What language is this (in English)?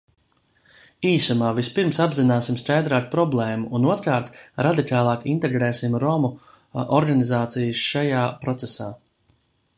Latvian